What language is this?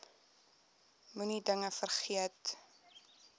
Afrikaans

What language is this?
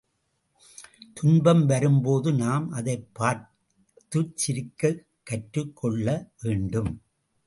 Tamil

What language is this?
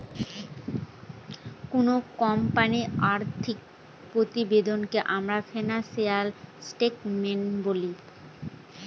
Bangla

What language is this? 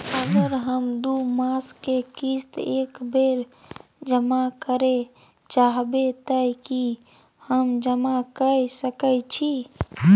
Maithili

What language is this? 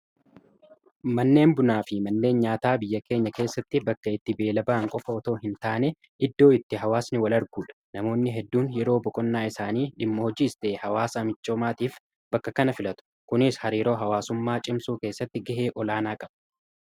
Oromo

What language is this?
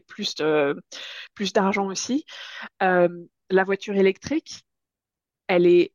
French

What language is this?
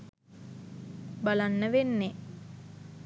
Sinhala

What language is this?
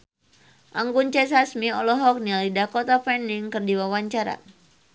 Sundanese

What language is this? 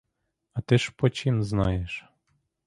Ukrainian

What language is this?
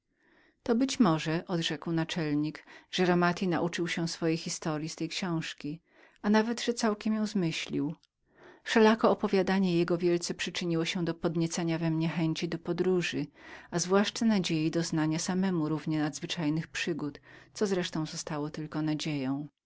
Polish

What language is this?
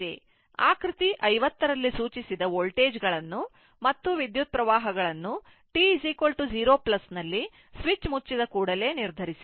Kannada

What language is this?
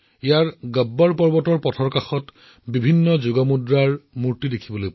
Assamese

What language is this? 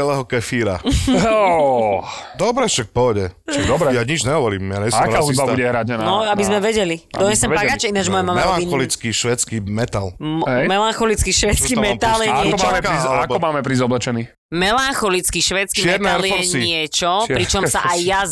Slovak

